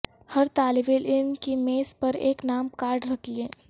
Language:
Urdu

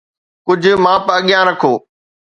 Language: Sindhi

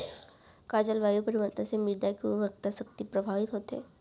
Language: Chhattisgarhi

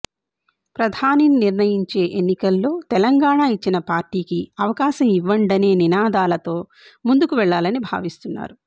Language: Telugu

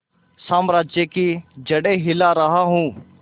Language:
Hindi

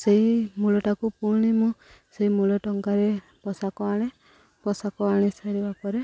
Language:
Odia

